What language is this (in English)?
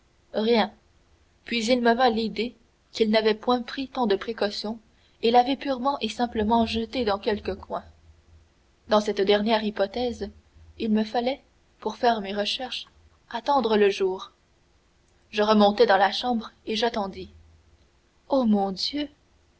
French